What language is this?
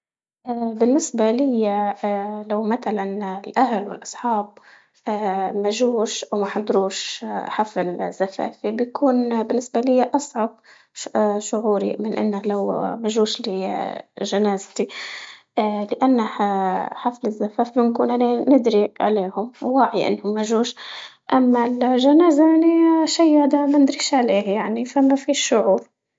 Libyan Arabic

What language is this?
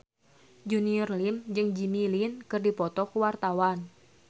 Sundanese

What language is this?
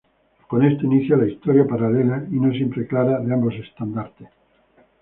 Spanish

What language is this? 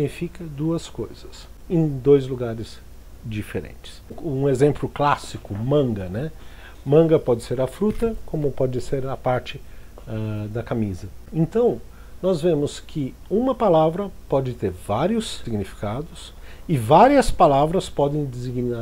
Portuguese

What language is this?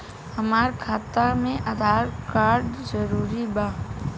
Bhojpuri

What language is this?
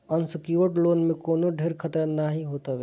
Bhojpuri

